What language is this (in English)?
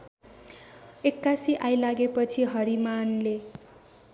Nepali